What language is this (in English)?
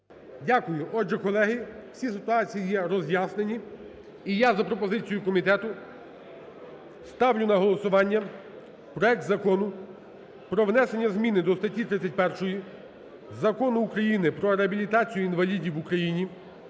Ukrainian